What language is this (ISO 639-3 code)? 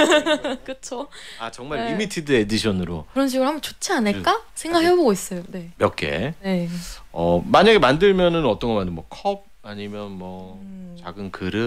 kor